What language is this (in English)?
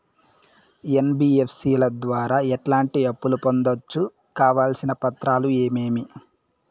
Telugu